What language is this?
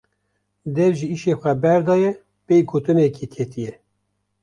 Kurdish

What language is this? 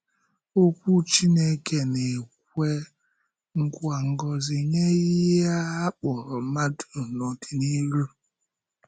Igbo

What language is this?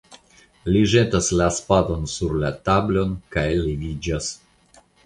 Esperanto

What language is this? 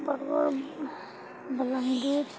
Odia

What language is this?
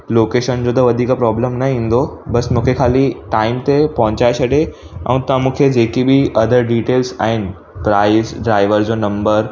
Sindhi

